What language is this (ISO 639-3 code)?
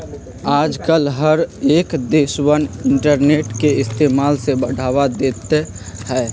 mag